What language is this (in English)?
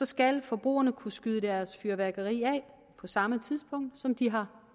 Danish